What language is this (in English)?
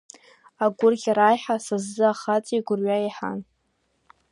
Abkhazian